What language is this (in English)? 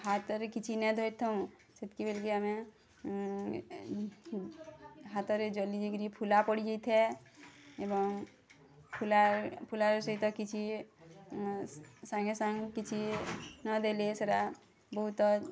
Odia